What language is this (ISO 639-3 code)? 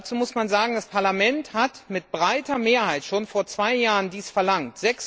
deu